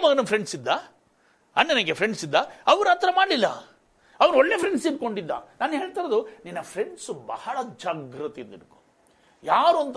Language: Kannada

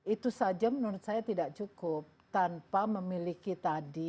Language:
Indonesian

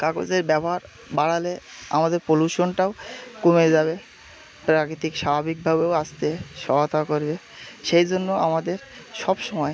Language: Bangla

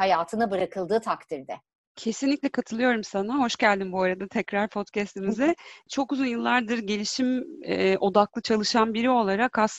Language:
Turkish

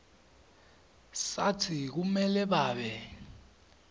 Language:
Swati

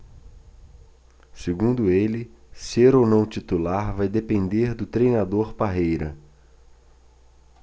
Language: Portuguese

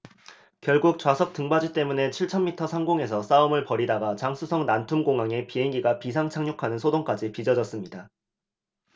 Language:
Korean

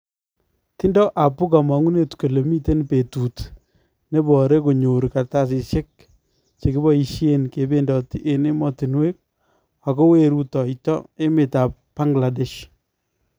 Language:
Kalenjin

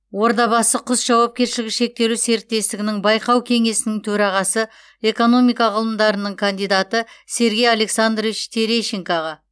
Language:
Kazakh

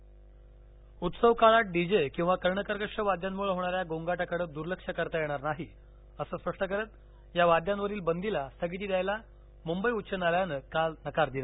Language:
Marathi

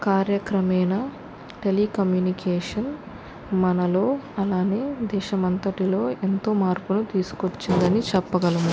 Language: Telugu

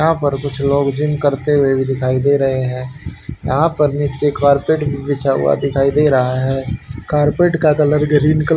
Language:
Hindi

